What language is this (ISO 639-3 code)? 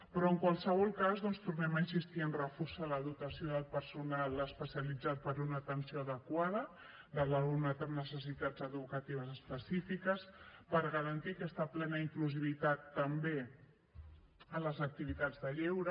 cat